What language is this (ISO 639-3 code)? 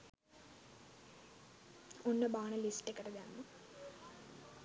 sin